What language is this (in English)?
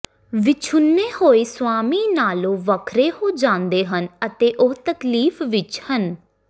Punjabi